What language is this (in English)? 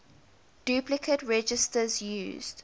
English